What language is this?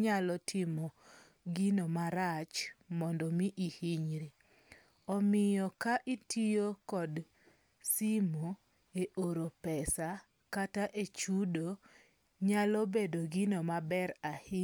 Luo (Kenya and Tanzania)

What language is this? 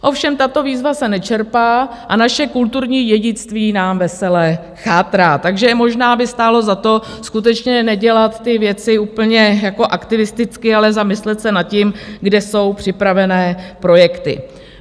Czech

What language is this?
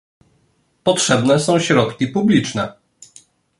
Polish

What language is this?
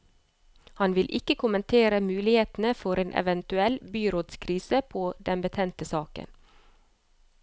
Norwegian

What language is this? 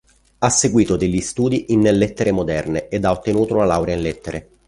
Italian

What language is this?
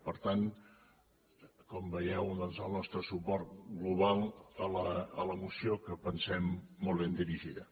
Catalan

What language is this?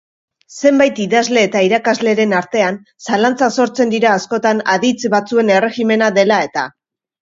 Basque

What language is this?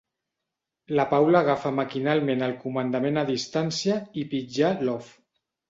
Catalan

